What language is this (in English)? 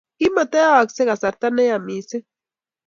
Kalenjin